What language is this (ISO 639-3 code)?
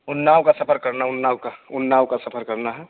urd